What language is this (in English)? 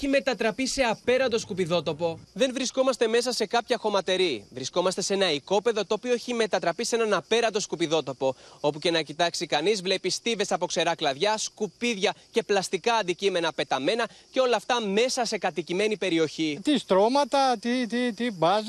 Greek